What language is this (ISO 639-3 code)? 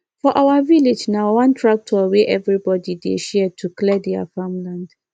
pcm